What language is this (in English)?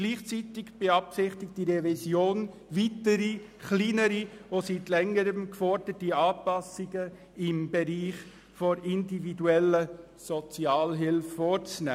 Swiss German